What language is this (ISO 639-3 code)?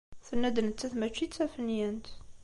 kab